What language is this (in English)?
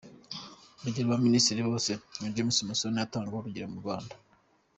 Kinyarwanda